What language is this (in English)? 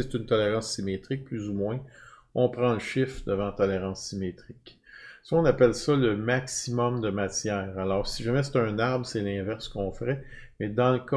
French